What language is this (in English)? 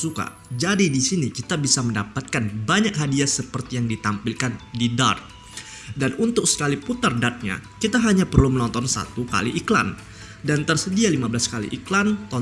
Indonesian